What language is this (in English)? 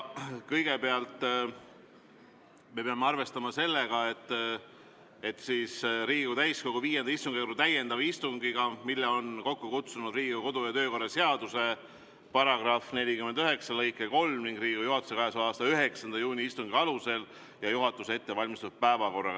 Estonian